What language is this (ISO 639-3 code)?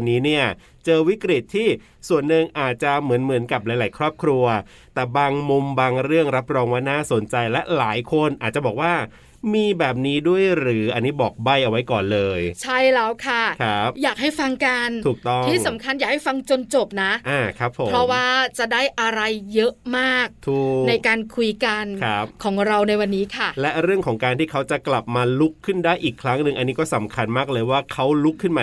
tha